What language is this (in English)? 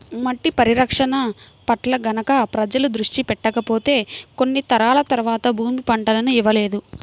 Telugu